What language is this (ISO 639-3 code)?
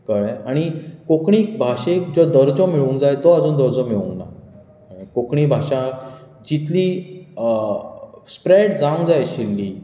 kok